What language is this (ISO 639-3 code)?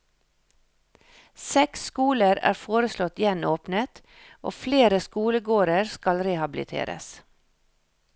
nor